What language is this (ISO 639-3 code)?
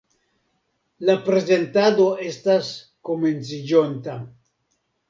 epo